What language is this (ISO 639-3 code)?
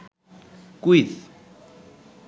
ben